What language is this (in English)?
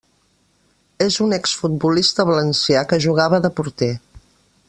Catalan